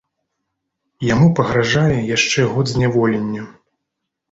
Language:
Belarusian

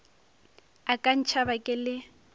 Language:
Northern Sotho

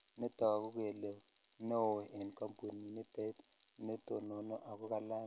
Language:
Kalenjin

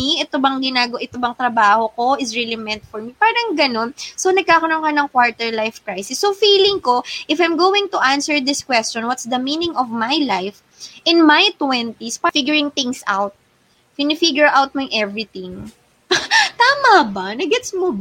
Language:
Filipino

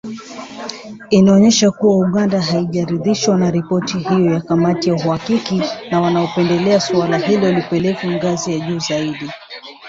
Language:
Swahili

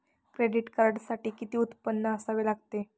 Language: Marathi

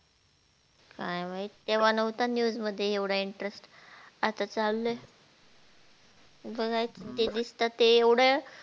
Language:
Marathi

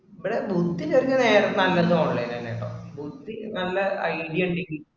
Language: Malayalam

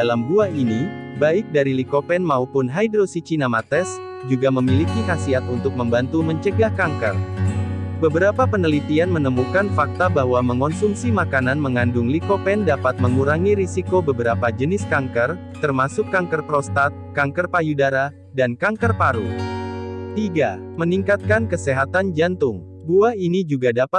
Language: Indonesian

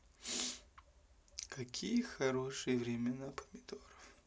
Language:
Russian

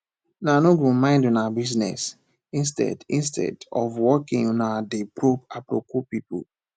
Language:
Nigerian Pidgin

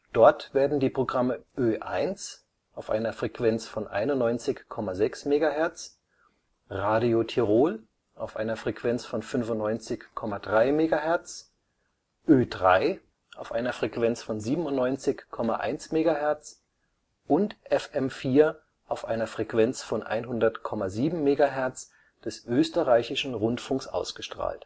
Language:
German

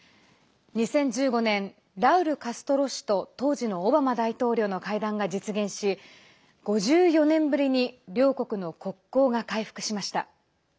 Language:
Japanese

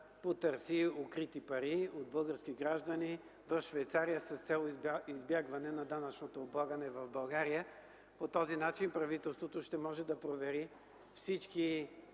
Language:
Bulgarian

